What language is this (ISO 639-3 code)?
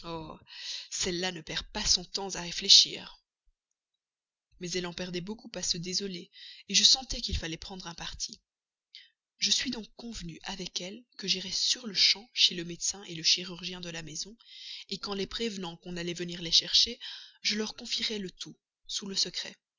fra